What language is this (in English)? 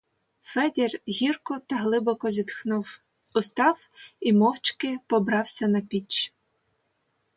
Ukrainian